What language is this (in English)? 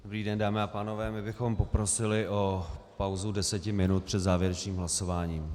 Czech